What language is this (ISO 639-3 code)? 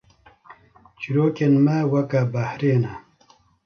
kur